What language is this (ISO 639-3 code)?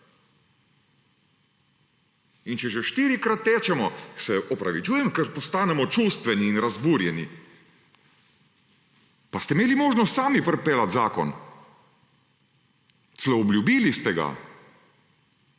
slv